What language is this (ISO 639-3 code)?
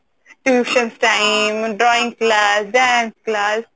ori